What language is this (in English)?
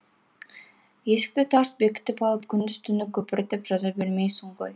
Kazakh